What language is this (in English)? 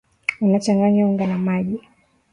Swahili